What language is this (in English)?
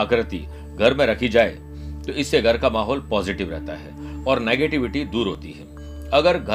Hindi